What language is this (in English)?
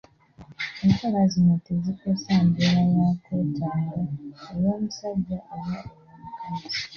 Ganda